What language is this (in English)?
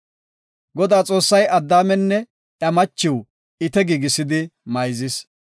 Gofa